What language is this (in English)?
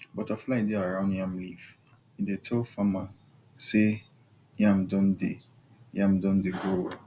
Nigerian Pidgin